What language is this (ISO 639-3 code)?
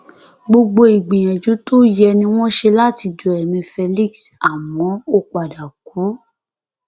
yor